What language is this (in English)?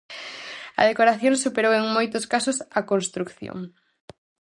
Galician